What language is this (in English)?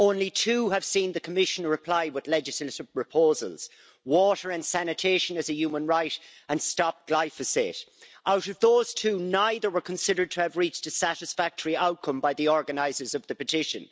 English